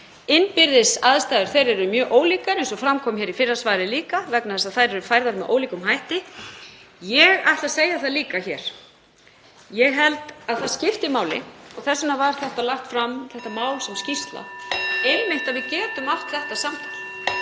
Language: Icelandic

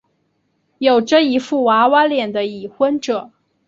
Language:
Chinese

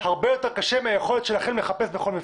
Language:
Hebrew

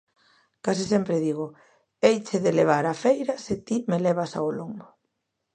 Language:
Galician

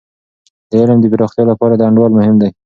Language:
Pashto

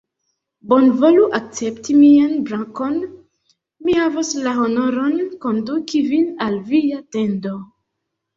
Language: Esperanto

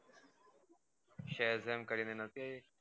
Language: Gujarati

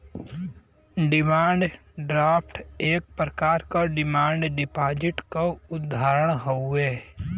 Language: Bhojpuri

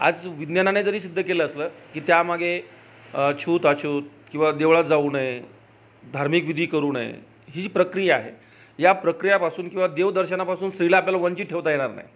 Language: Marathi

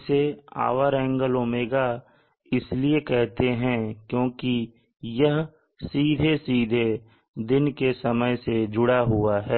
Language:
Hindi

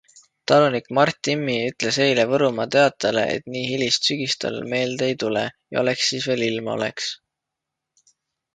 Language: Estonian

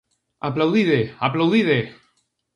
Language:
Galician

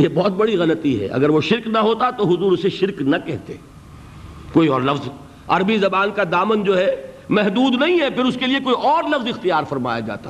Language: Urdu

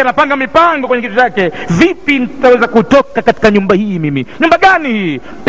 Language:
Swahili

